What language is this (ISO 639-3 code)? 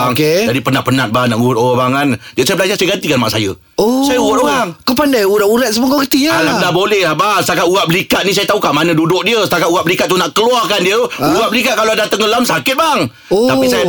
msa